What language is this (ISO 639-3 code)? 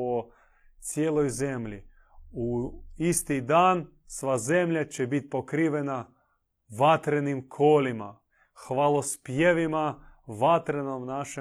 hrv